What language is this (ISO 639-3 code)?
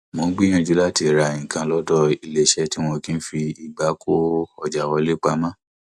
yor